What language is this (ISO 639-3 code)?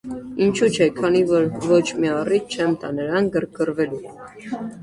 hye